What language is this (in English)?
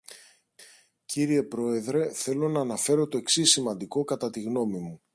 Greek